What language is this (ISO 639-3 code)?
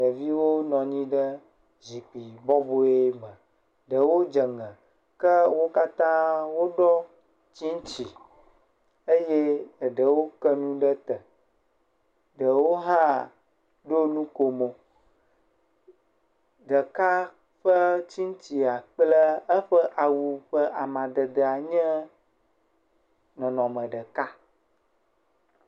ewe